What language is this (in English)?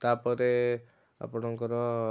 Odia